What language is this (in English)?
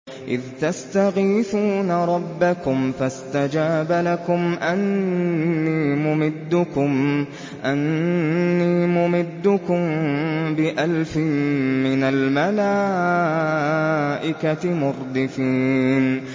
Arabic